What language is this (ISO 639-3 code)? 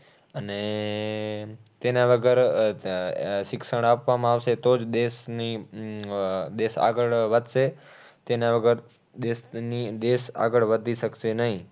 guj